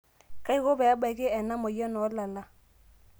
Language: Masai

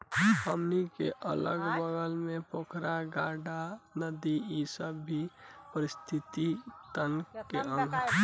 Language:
Bhojpuri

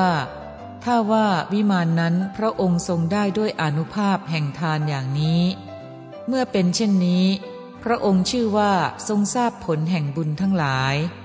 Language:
Thai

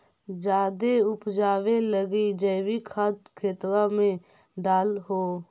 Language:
Magahi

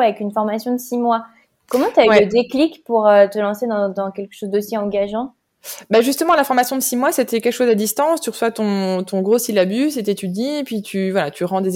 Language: French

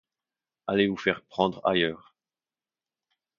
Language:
French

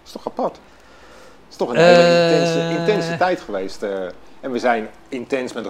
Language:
Dutch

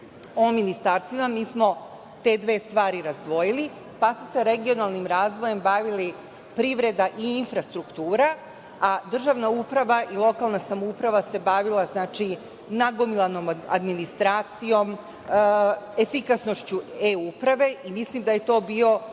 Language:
Serbian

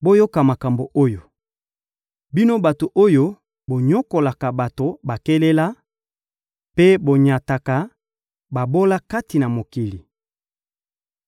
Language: Lingala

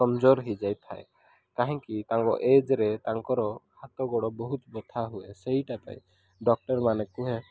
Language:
Odia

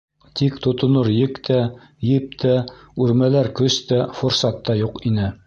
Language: Bashkir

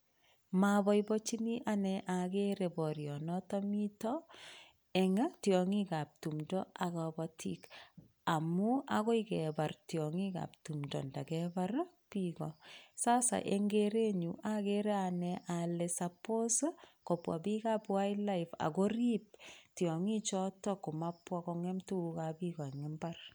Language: Kalenjin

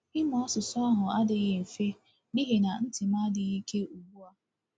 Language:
Igbo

